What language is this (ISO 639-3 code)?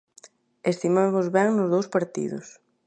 glg